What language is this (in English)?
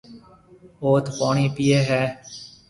Marwari (Pakistan)